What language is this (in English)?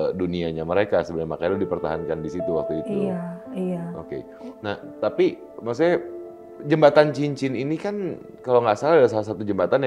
Indonesian